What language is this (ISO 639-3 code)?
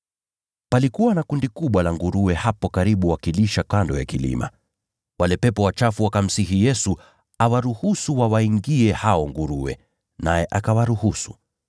swa